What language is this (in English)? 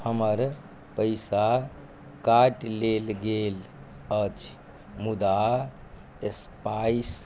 Maithili